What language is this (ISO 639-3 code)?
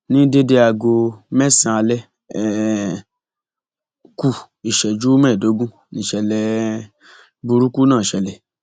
yor